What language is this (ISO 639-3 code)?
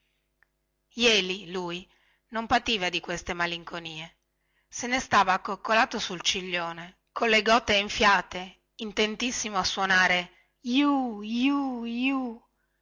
ita